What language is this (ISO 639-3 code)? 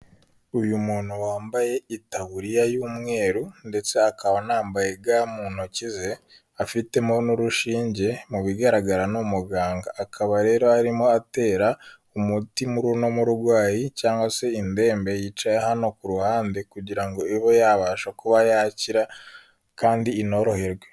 kin